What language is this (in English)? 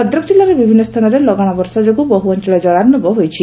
Odia